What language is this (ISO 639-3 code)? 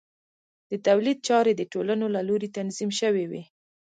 pus